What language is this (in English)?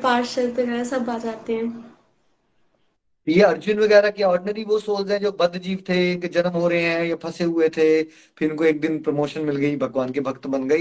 Hindi